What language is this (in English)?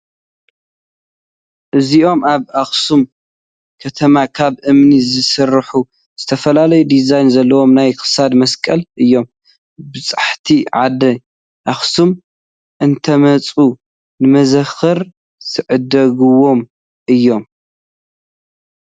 Tigrinya